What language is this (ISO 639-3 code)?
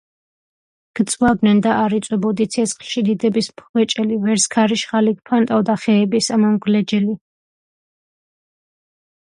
kat